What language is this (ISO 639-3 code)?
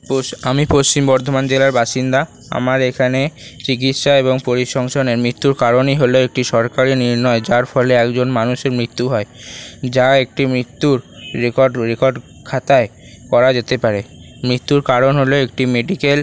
ben